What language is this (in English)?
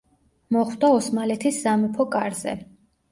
Georgian